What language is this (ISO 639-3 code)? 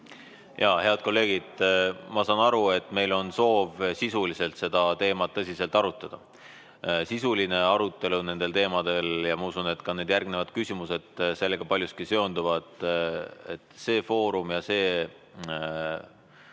est